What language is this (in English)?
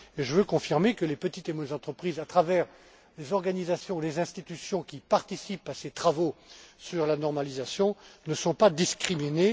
French